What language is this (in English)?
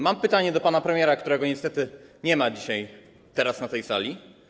Polish